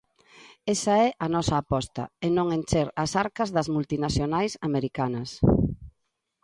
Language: Galician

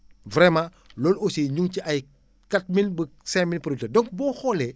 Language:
Wolof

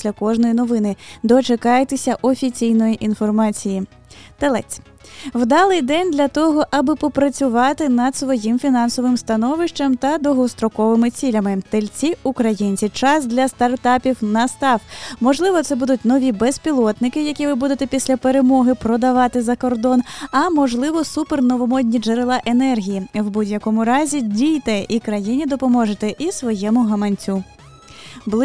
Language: Ukrainian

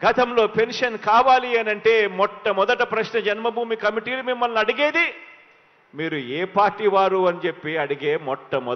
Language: Telugu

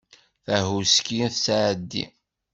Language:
Kabyle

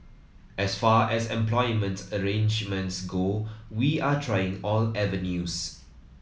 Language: English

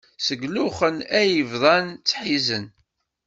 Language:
Kabyle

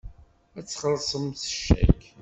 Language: Kabyle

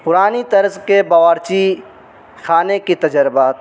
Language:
Urdu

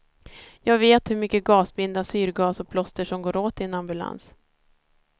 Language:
Swedish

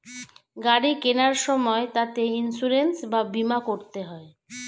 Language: Bangla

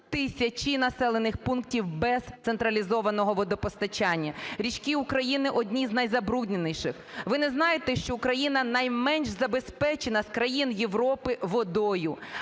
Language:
Ukrainian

